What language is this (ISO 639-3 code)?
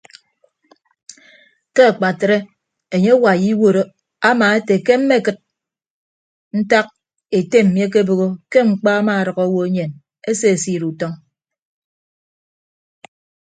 ibb